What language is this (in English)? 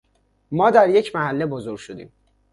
Persian